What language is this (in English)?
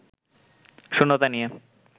Bangla